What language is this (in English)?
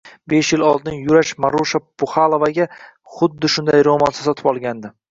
Uzbek